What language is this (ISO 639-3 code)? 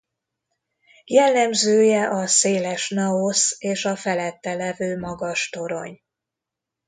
hun